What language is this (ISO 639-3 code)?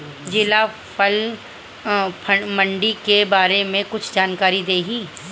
bho